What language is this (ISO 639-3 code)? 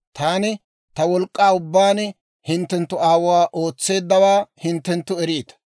dwr